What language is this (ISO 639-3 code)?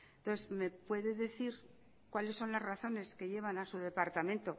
spa